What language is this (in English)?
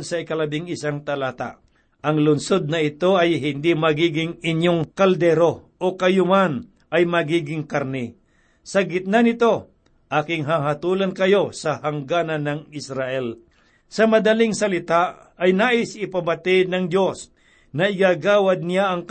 Filipino